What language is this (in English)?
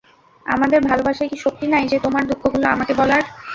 Bangla